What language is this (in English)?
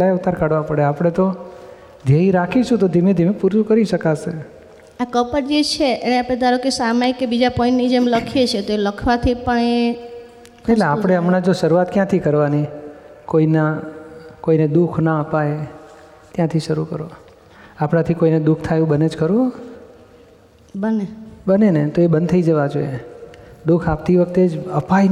Gujarati